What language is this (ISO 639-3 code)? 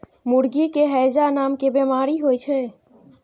mai